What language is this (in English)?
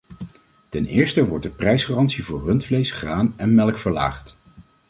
Dutch